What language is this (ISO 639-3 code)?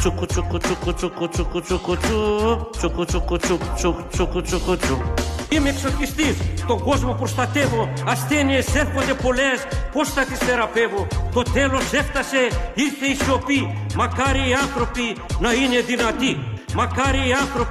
ell